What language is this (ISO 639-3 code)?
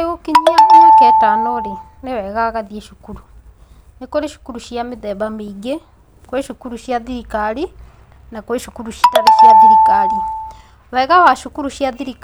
kik